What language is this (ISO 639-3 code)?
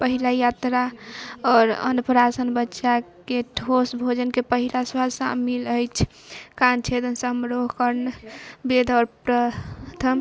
mai